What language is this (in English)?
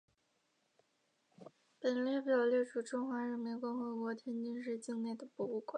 Chinese